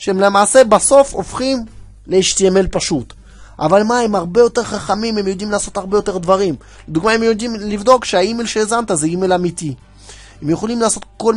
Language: Hebrew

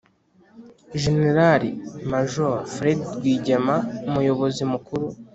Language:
Kinyarwanda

